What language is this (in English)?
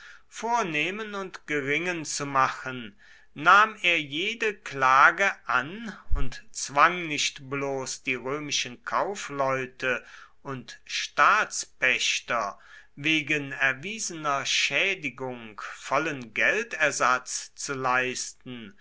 German